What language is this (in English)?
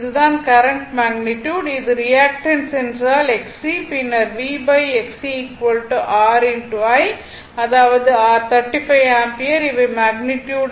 Tamil